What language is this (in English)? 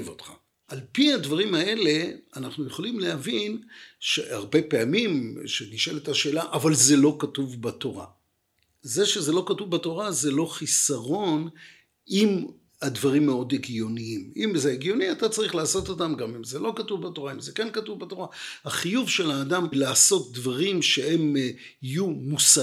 Hebrew